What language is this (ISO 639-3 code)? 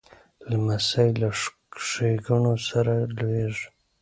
pus